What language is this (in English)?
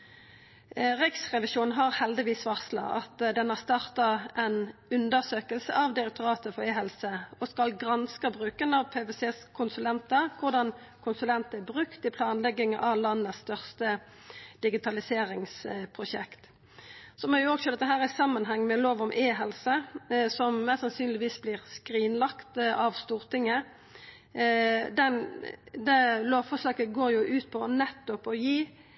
Norwegian Nynorsk